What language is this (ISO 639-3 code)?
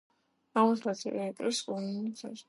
kat